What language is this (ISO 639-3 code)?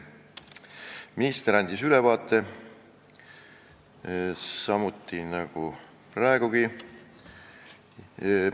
est